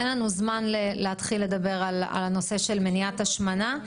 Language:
Hebrew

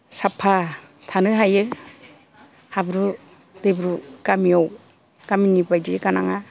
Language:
Bodo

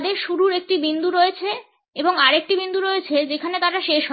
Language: Bangla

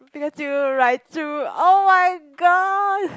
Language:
English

